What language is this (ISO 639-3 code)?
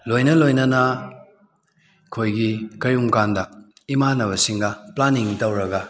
mni